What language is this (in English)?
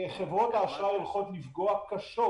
Hebrew